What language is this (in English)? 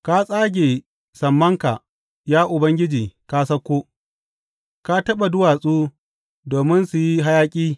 Hausa